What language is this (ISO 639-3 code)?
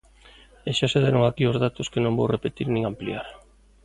glg